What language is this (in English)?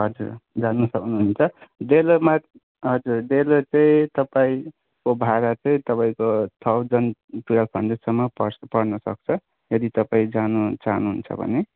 Nepali